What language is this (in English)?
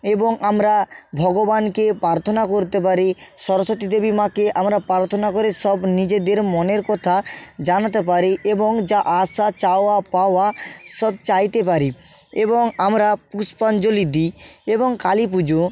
Bangla